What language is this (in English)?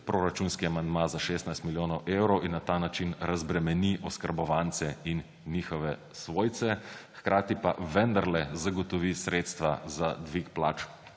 Slovenian